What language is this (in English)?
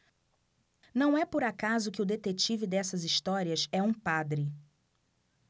Portuguese